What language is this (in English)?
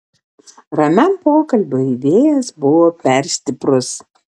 Lithuanian